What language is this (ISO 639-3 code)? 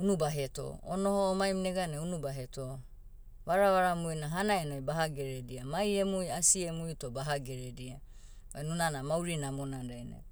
meu